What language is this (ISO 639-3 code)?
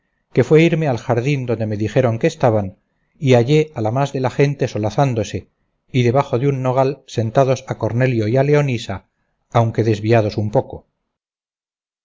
spa